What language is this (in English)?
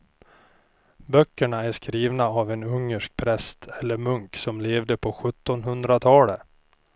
Swedish